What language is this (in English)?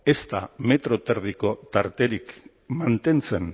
Basque